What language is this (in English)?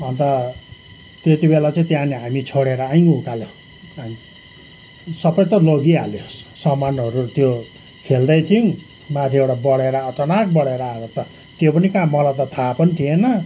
Nepali